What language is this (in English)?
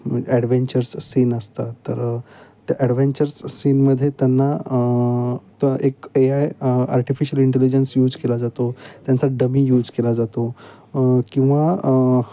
Marathi